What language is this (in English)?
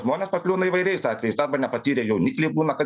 Lithuanian